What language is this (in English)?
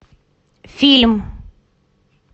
Russian